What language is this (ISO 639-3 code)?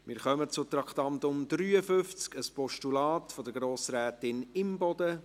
gsw